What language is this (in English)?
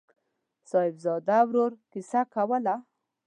Pashto